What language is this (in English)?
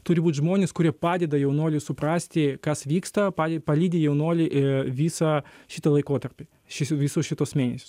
Lithuanian